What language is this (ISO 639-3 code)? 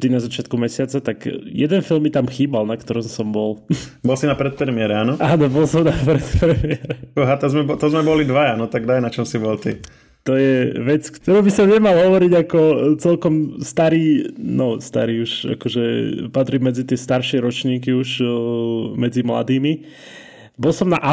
slk